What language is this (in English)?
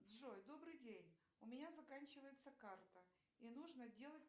Russian